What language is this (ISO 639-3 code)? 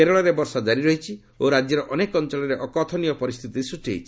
ori